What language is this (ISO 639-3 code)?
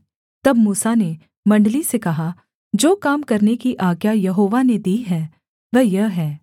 hin